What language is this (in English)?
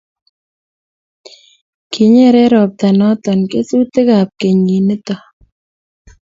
Kalenjin